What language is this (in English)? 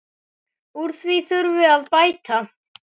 Icelandic